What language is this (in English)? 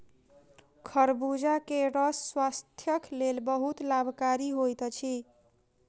Maithili